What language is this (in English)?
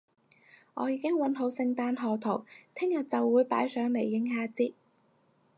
Cantonese